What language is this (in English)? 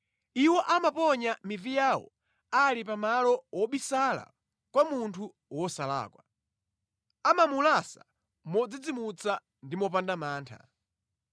Nyanja